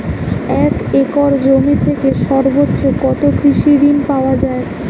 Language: Bangla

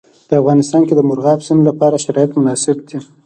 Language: Pashto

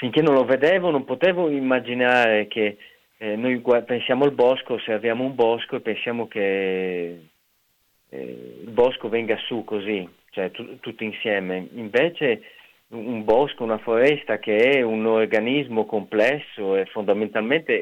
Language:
Italian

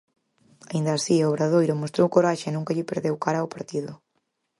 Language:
Galician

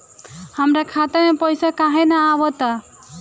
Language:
Bhojpuri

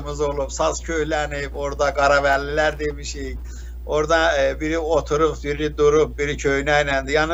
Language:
Turkish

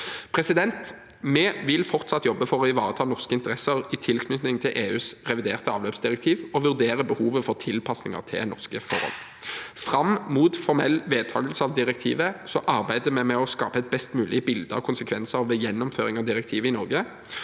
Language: Norwegian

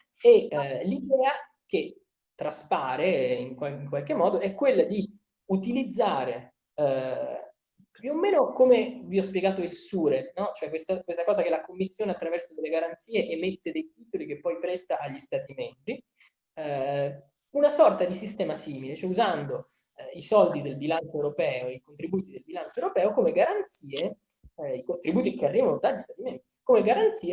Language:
Italian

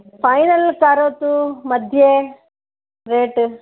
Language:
Sanskrit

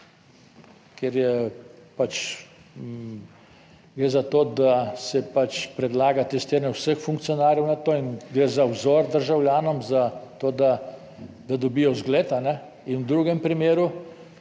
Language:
Slovenian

